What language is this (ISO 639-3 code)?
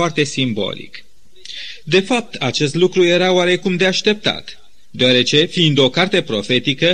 ron